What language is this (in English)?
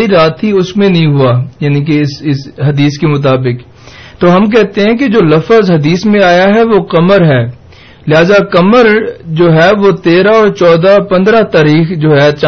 Urdu